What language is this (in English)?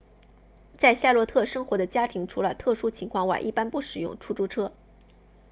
Chinese